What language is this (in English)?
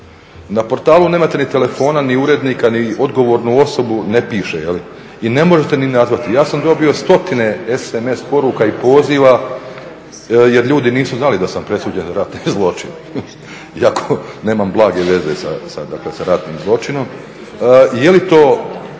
Croatian